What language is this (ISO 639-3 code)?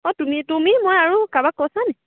asm